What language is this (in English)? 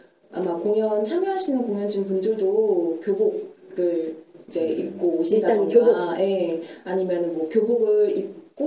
Korean